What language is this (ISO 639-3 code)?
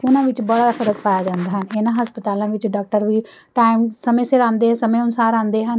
pan